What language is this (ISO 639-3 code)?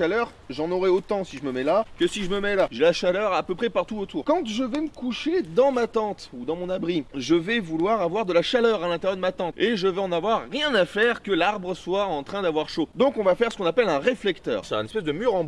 fra